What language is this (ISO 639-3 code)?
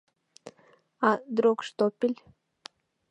chm